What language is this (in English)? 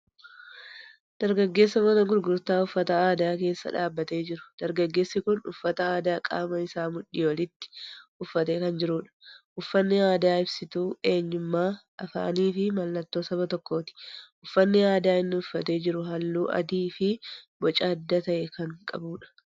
Oromo